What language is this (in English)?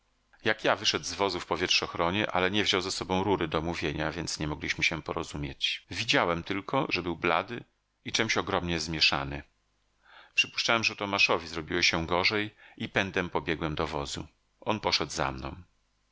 Polish